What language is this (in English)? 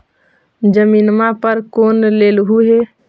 Magahi